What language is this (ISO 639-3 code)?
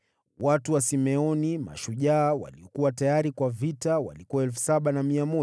swa